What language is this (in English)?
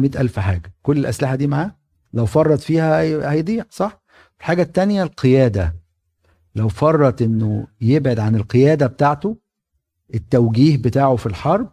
Arabic